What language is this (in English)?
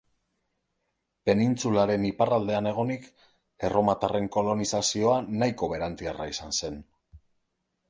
Basque